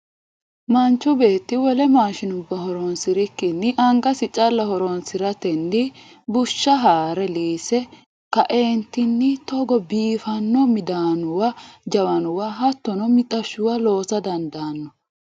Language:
Sidamo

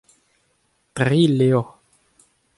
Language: Breton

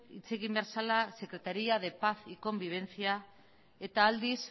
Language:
Basque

